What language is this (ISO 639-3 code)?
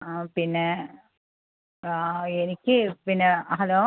mal